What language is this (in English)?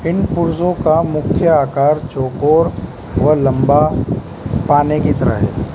Hindi